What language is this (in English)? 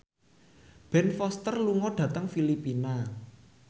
Javanese